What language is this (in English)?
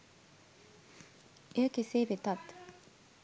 Sinhala